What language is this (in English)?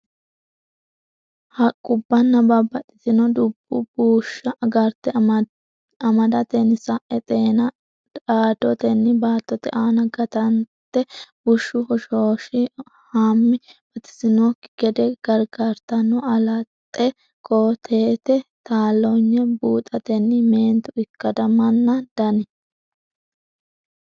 Sidamo